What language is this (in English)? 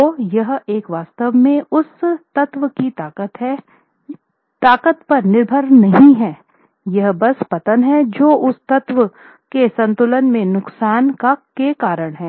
Hindi